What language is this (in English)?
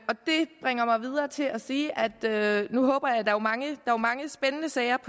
Danish